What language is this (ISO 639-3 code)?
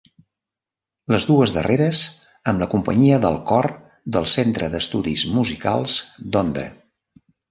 cat